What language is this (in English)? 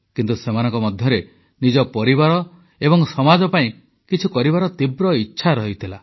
Odia